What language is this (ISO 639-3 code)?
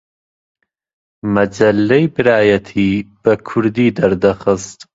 ckb